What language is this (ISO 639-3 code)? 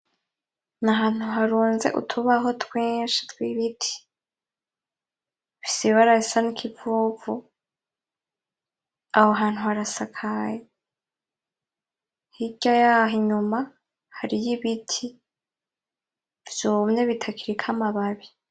run